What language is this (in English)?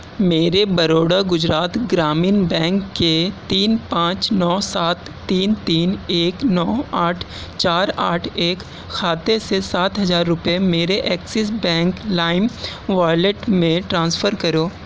Urdu